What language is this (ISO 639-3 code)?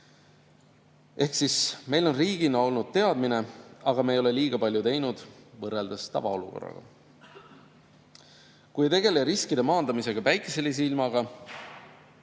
est